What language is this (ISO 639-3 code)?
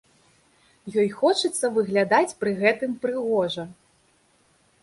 bel